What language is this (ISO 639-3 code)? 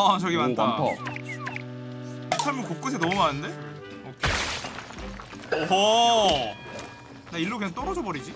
kor